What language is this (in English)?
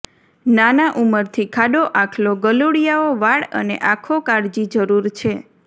Gujarati